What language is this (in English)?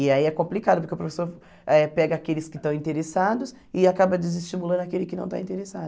Portuguese